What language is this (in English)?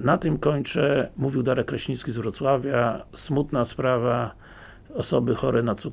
Polish